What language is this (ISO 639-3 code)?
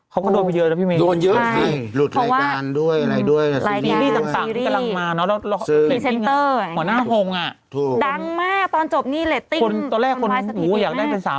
tha